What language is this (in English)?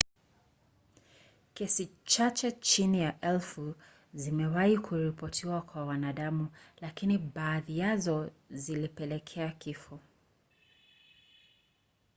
Swahili